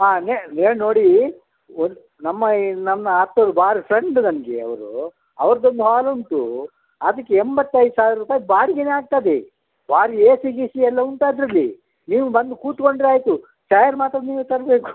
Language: Kannada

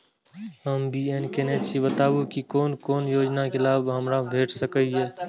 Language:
Maithili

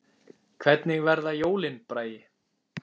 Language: Icelandic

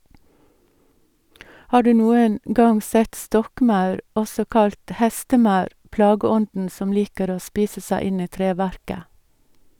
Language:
Norwegian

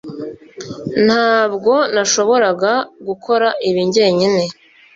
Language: Kinyarwanda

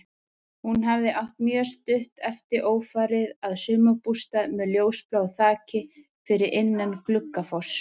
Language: Icelandic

